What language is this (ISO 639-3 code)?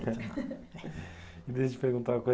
por